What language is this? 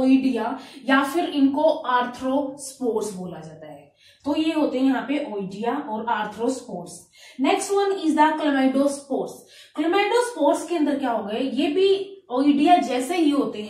Hindi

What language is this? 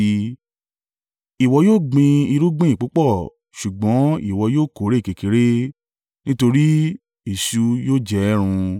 Yoruba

